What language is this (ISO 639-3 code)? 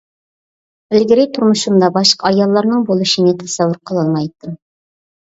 uig